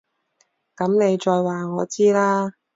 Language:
Cantonese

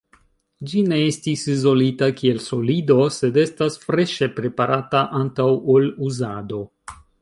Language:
Esperanto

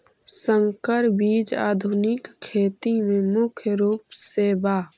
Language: Magahi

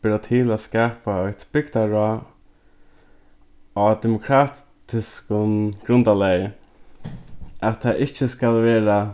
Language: Faroese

